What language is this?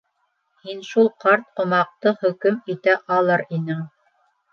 Bashkir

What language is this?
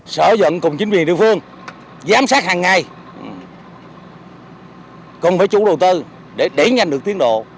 Vietnamese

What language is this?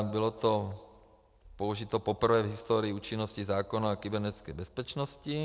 Czech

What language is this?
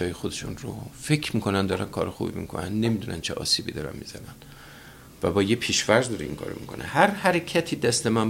Persian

